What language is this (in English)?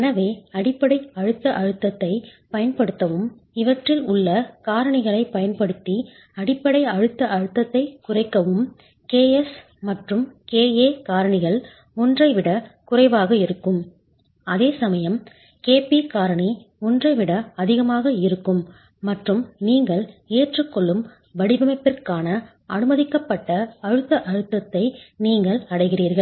Tamil